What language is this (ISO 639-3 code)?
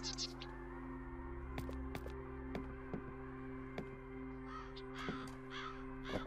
pol